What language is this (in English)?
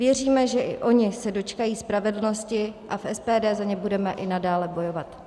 Czech